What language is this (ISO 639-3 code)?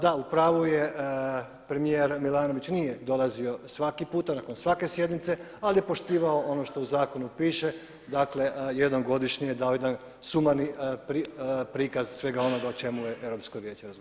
hrv